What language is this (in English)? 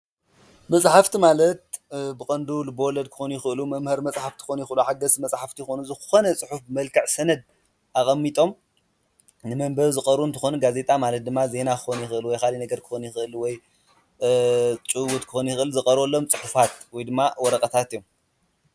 Tigrinya